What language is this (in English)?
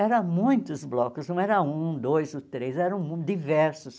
Portuguese